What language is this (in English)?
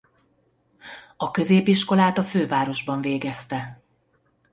Hungarian